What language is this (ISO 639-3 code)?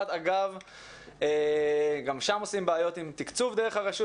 heb